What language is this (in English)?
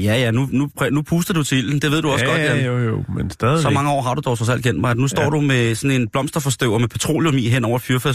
Danish